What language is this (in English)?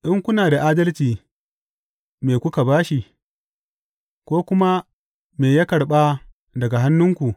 Hausa